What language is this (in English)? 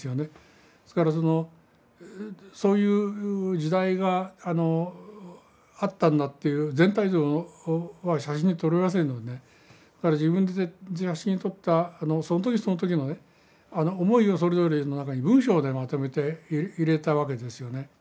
Japanese